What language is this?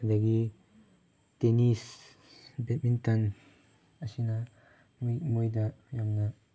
Manipuri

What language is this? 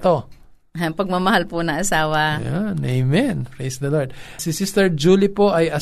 Filipino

